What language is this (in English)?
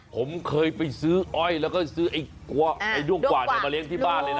Thai